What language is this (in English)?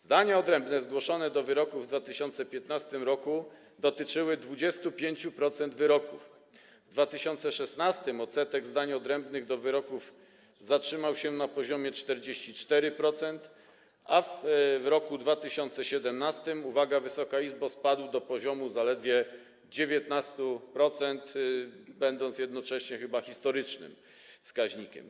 Polish